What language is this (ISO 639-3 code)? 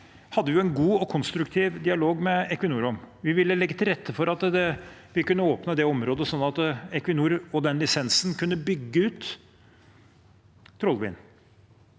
nor